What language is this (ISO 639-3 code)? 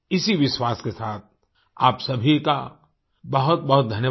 hin